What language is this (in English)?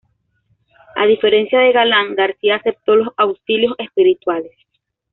Spanish